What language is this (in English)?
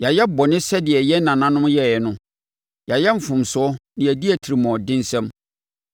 Akan